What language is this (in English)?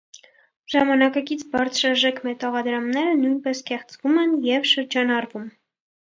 Armenian